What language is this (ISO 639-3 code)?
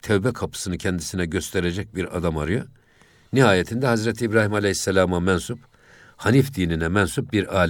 tur